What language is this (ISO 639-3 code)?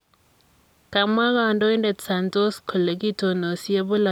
kln